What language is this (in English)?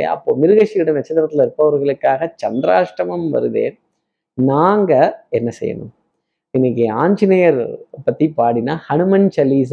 Tamil